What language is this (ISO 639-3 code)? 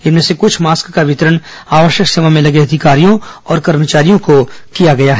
hin